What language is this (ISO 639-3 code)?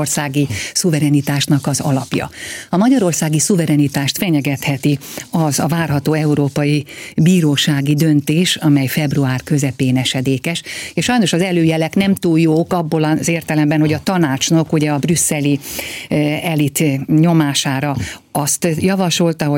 hun